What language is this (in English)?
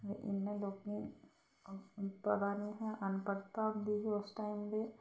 Dogri